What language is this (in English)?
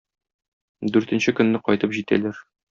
Tatar